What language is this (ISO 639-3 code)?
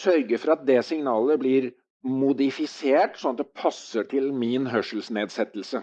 nor